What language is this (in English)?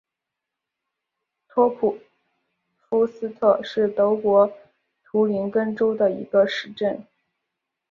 Chinese